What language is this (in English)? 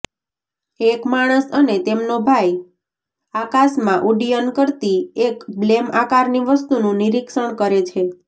Gujarati